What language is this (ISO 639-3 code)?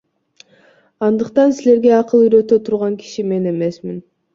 kir